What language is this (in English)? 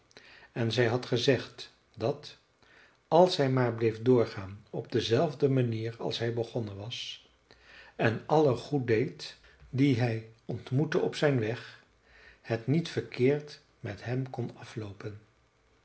Dutch